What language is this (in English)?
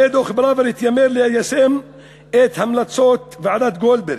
Hebrew